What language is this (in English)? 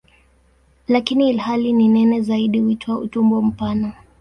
Swahili